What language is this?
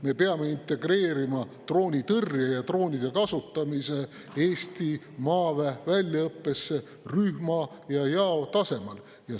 Estonian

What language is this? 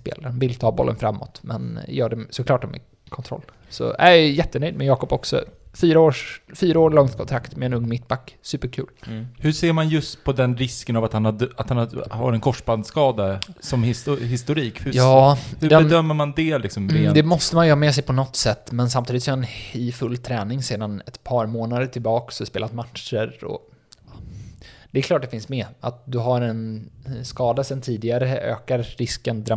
Swedish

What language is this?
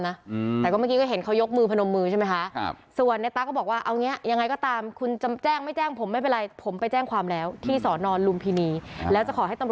Thai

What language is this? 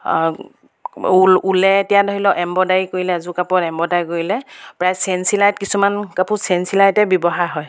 Assamese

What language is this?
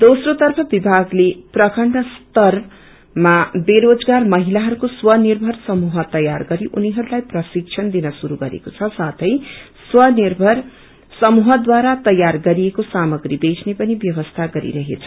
Nepali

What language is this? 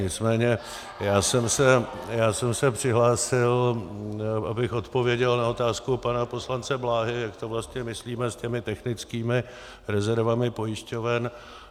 Czech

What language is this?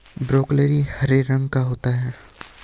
Hindi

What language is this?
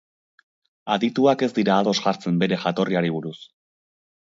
Basque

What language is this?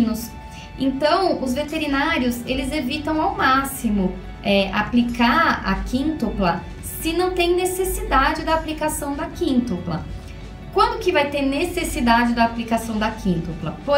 Portuguese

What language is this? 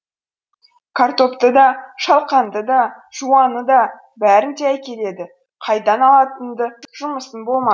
Kazakh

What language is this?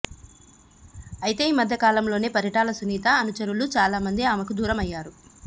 Telugu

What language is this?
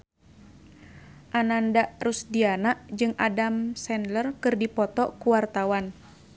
Sundanese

